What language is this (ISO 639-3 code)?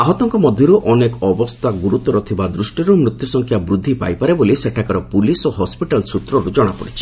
ori